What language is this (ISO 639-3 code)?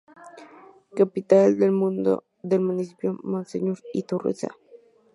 spa